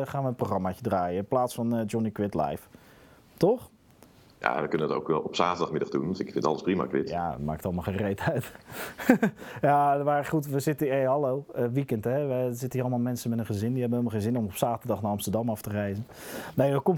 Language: Dutch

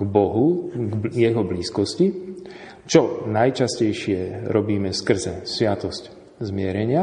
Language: Slovak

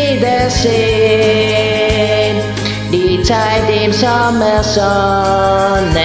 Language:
Vietnamese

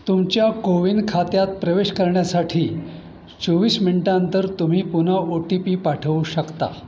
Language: Marathi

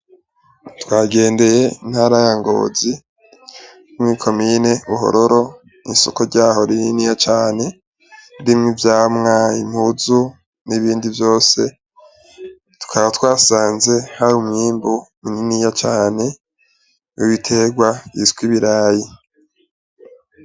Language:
Rundi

